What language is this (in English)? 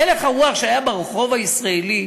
Hebrew